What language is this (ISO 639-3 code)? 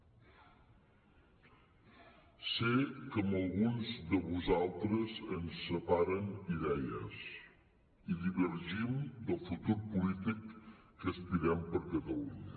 cat